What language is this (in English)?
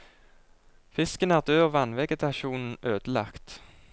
Norwegian